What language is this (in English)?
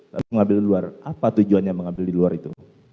Indonesian